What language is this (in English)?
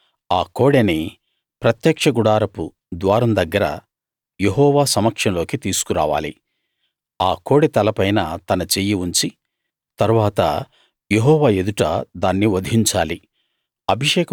Telugu